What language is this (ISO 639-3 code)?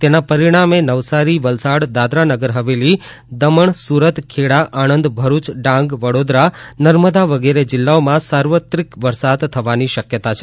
guj